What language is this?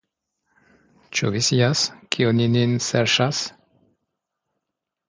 Esperanto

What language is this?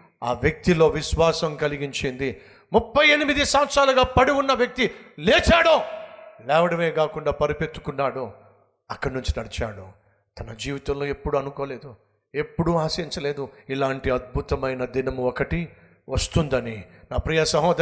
Telugu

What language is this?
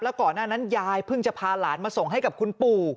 Thai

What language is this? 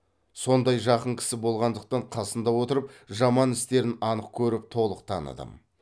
Kazakh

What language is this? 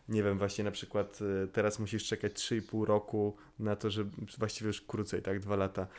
Polish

